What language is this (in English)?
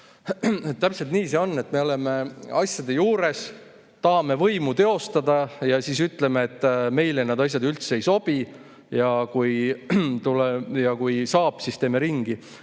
Estonian